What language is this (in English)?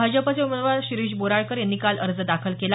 Marathi